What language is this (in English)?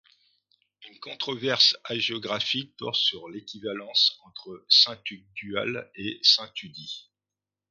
French